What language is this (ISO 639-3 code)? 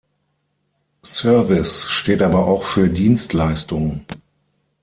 deu